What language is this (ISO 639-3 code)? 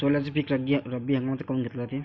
mar